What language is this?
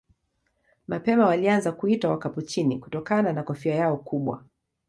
Swahili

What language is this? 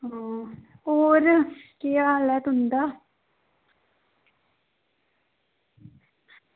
Dogri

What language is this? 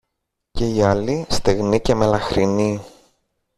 Greek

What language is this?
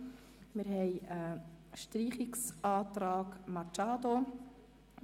Swiss German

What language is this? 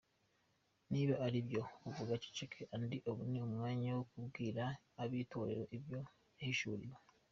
Kinyarwanda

